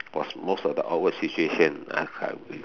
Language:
English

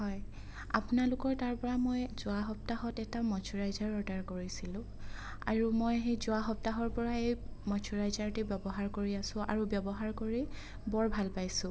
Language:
Assamese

